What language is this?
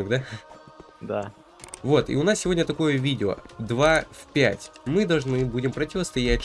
Russian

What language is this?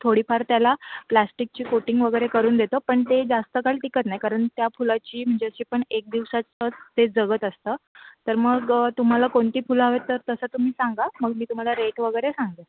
Marathi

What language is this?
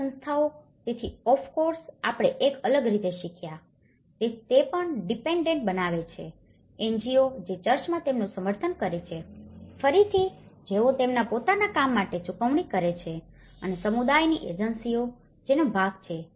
Gujarati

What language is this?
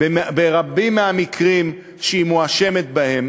Hebrew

